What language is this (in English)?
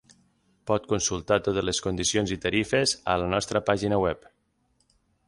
Catalan